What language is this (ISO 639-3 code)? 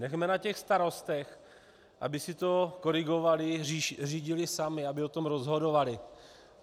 ces